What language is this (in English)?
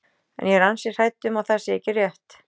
Icelandic